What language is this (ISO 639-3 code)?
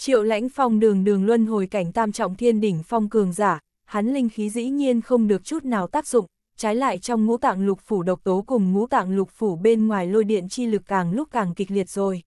vie